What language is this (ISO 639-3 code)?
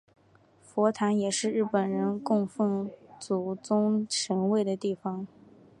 zho